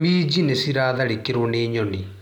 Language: Kikuyu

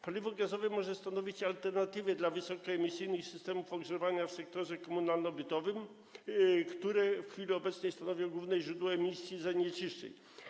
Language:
Polish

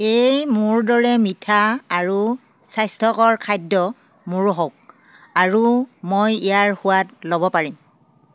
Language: Assamese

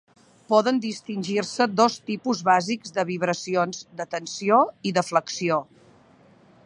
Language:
Catalan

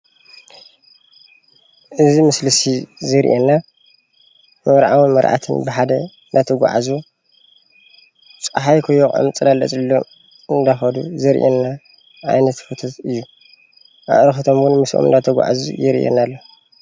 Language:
Tigrinya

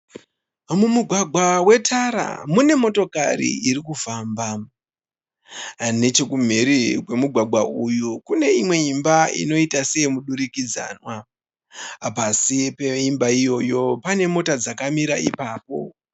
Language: Shona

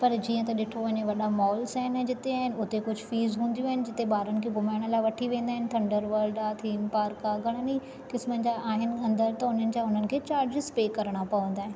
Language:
Sindhi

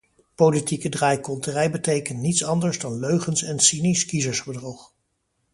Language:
Dutch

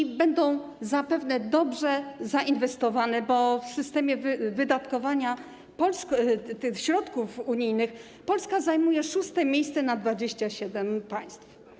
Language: Polish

